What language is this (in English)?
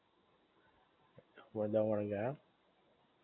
Gujarati